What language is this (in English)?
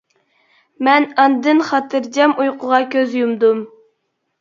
Uyghur